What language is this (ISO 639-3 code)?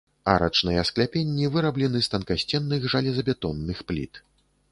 bel